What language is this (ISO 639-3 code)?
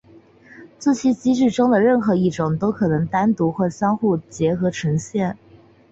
zho